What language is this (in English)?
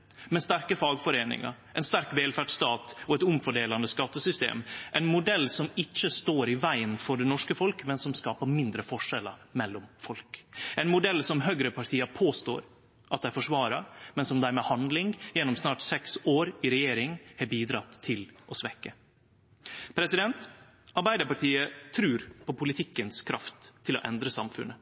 Norwegian Nynorsk